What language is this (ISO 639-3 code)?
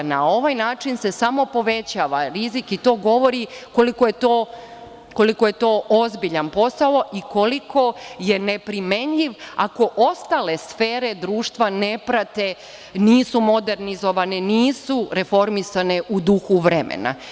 srp